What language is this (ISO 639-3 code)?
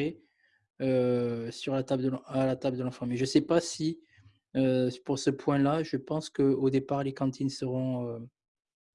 fra